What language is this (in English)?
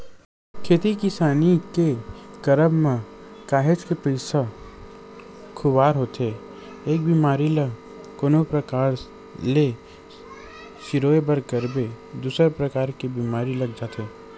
Chhattisgarhi